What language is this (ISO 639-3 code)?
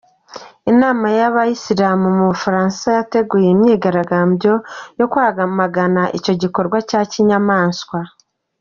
kin